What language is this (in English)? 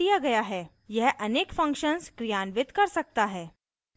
Hindi